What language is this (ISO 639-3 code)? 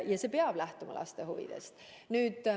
est